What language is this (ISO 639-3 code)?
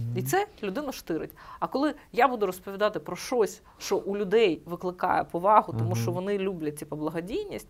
ukr